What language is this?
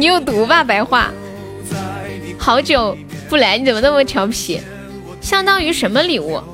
Chinese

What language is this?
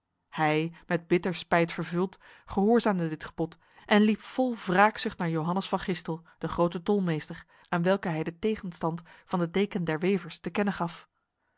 Dutch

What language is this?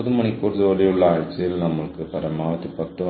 Malayalam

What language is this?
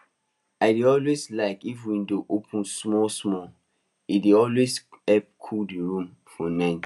Nigerian Pidgin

